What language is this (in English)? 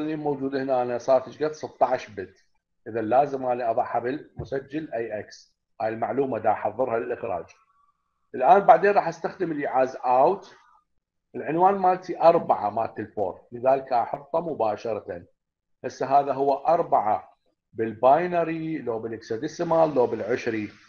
Arabic